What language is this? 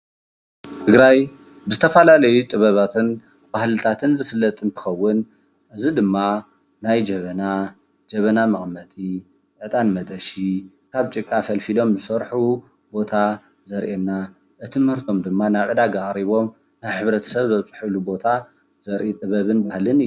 Tigrinya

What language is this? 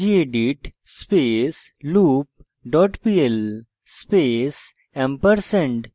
Bangla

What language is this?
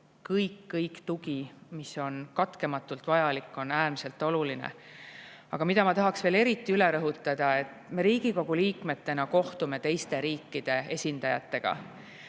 Estonian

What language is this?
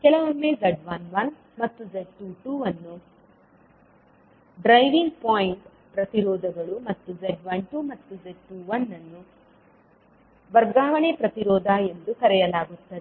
Kannada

